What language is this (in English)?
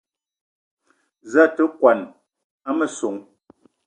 Eton (Cameroon)